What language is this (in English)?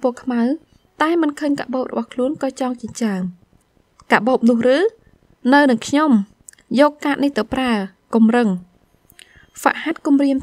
Vietnamese